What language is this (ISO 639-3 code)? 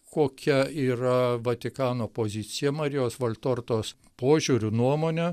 lit